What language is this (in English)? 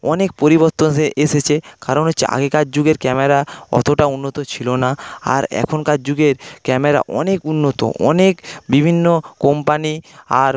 Bangla